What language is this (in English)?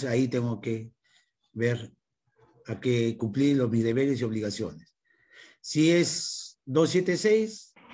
Spanish